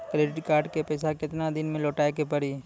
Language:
Maithili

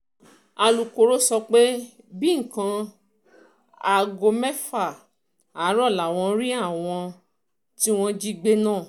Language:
Yoruba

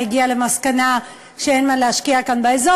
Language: Hebrew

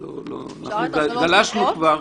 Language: Hebrew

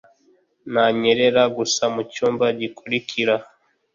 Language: Kinyarwanda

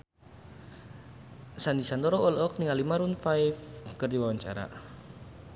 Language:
Sundanese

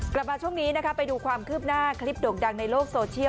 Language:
Thai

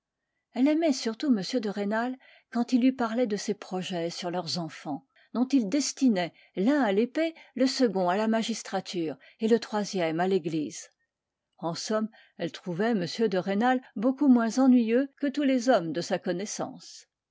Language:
French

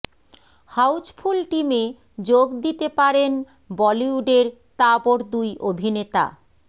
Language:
Bangla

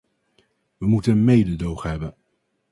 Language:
Dutch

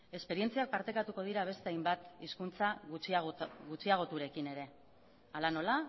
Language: Basque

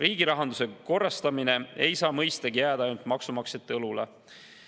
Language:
Estonian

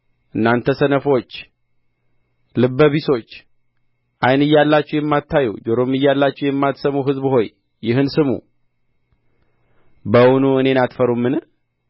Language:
Amharic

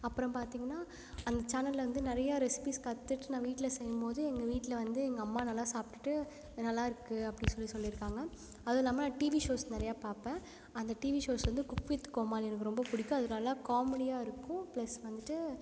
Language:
Tamil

